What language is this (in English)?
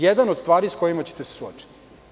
Serbian